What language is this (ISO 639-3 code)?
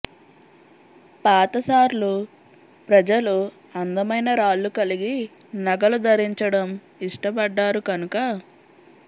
tel